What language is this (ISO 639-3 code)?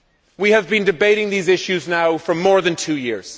eng